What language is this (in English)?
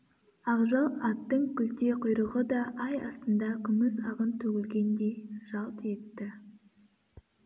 Kazakh